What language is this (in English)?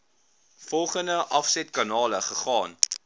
Afrikaans